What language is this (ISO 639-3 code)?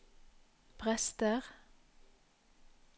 nor